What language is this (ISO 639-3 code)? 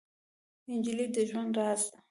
pus